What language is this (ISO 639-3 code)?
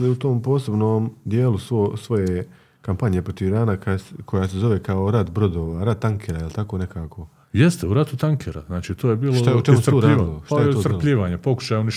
hrv